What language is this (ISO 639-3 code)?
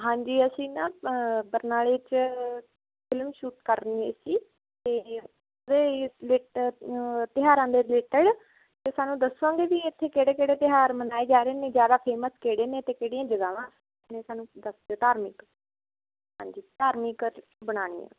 pan